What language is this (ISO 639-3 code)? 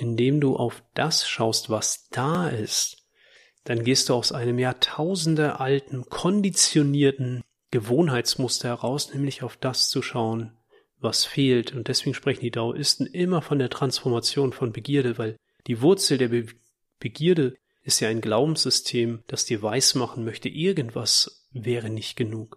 deu